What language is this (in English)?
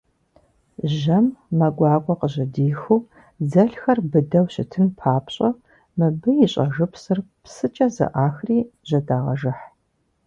Kabardian